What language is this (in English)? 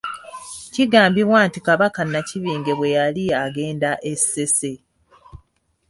Ganda